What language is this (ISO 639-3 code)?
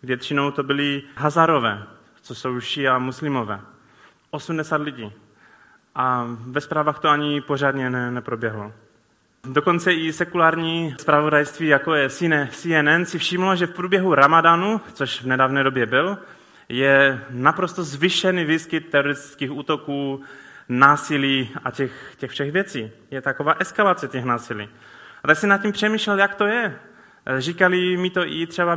ces